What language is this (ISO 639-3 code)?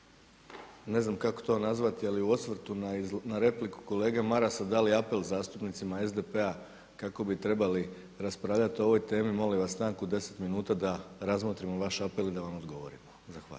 hrv